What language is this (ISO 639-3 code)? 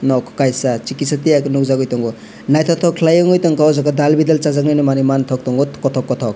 trp